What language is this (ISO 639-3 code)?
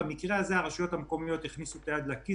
heb